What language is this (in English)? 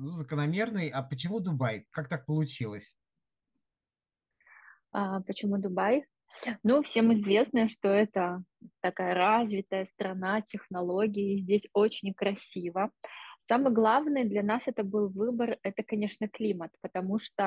Russian